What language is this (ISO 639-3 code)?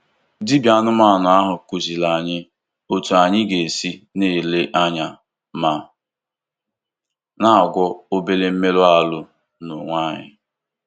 ibo